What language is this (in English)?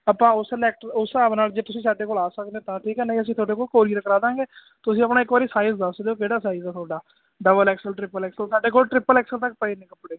Punjabi